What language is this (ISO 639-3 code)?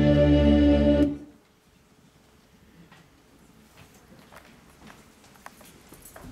pol